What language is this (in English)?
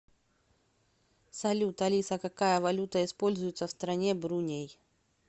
Russian